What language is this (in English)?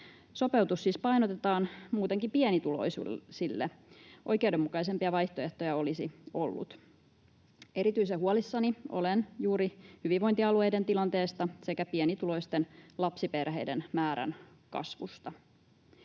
Finnish